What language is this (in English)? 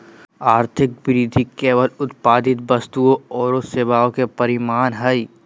Magahi